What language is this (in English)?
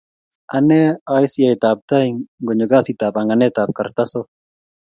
Kalenjin